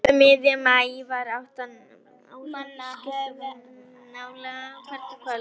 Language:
Icelandic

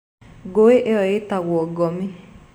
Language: Kikuyu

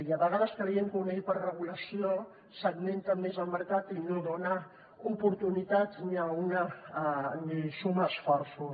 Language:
Catalan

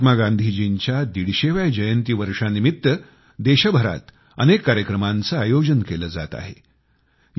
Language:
Marathi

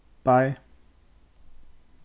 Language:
Faroese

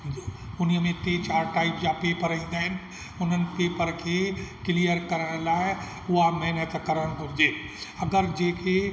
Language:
Sindhi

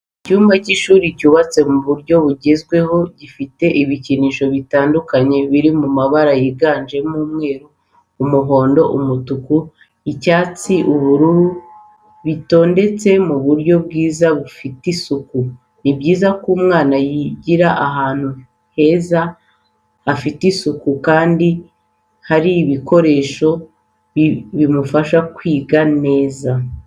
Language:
Kinyarwanda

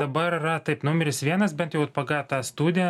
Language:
Lithuanian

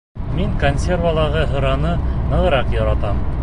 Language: Bashkir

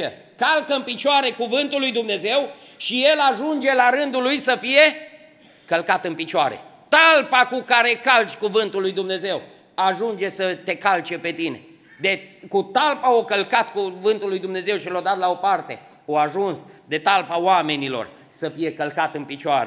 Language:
Romanian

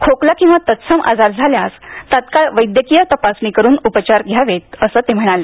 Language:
Marathi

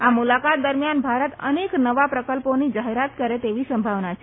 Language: Gujarati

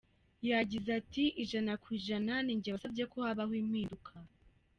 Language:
Kinyarwanda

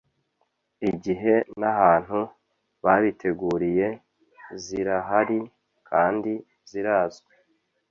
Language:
Kinyarwanda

